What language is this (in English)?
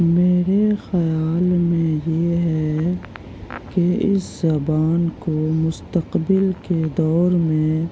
Urdu